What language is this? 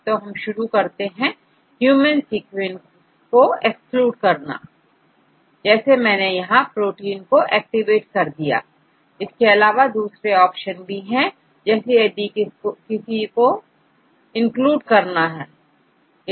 Hindi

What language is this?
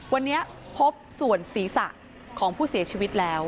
Thai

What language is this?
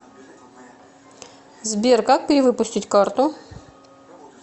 Russian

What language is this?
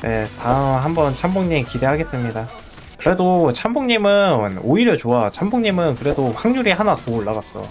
Korean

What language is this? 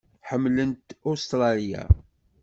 Kabyle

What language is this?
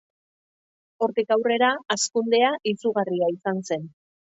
Basque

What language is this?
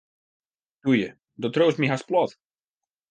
Western Frisian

